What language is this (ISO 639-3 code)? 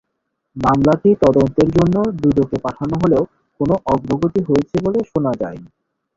ben